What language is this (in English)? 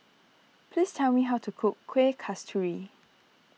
English